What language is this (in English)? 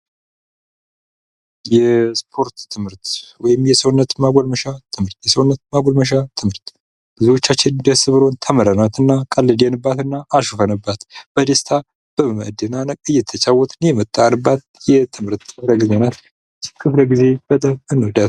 Amharic